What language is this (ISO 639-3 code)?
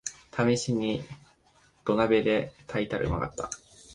jpn